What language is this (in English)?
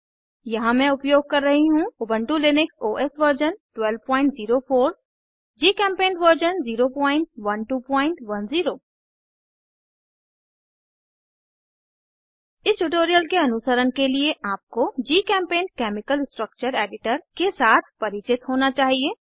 Hindi